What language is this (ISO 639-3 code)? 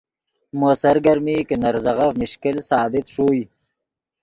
ydg